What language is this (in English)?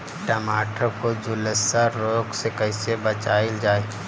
Bhojpuri